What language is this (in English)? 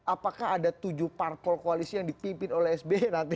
Indonesian